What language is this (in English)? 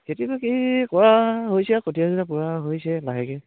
Assamese